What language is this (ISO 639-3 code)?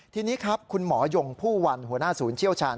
tha